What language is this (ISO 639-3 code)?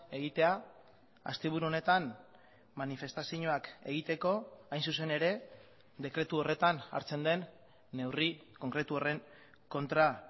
eus